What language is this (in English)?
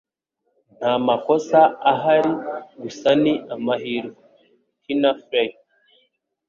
Kinyarwanda